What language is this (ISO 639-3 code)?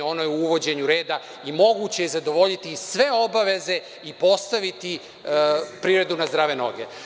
srp